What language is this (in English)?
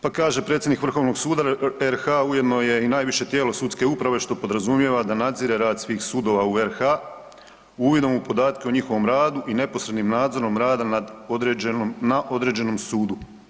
Croatian